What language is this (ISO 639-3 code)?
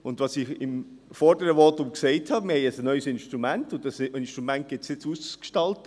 gsw